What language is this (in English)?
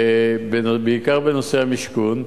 Hebrew